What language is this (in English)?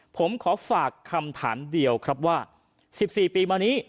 Thai